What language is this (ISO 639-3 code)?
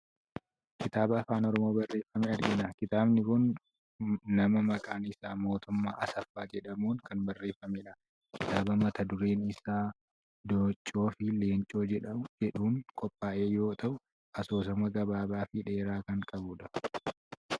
orm